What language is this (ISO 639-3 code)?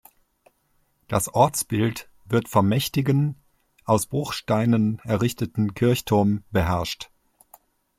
deu